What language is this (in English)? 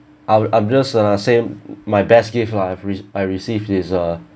English